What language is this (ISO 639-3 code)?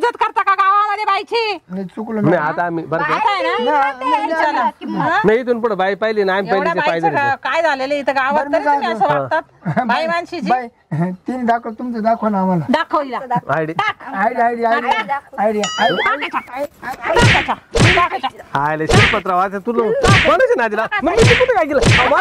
ara